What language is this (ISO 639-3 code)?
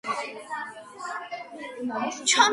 kat